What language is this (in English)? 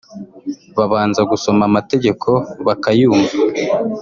Kinyarwanda